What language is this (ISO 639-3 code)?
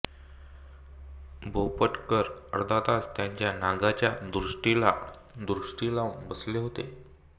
mar